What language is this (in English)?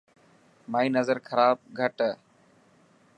Dhatki